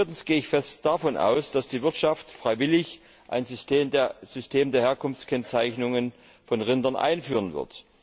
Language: German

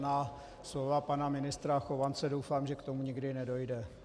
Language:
Czech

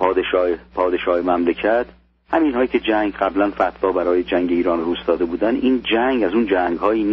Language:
Persian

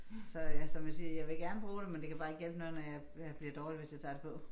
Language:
Danish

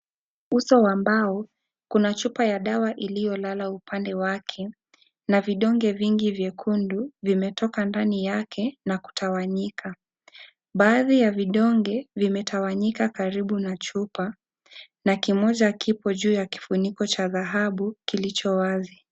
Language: Swahili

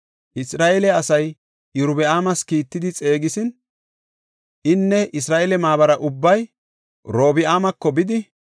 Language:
Gofa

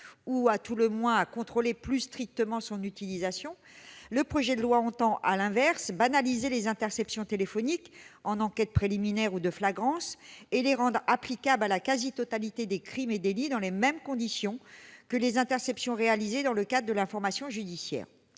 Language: French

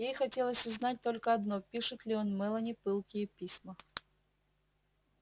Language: Russian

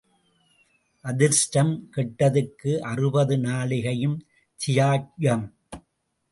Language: Tamil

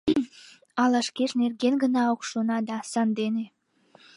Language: Mari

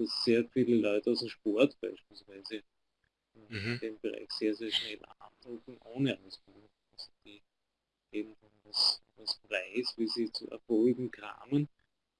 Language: German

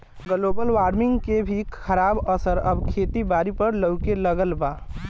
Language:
Bhojpuri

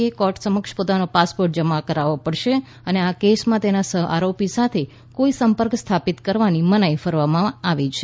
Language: Gujarati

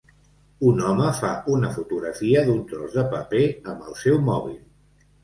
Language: Catalan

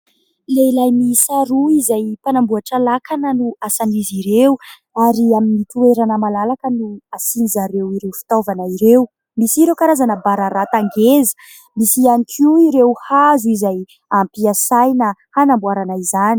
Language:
Malagasy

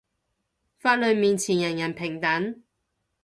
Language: Cantonese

